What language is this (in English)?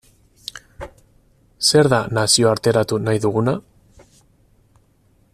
Basque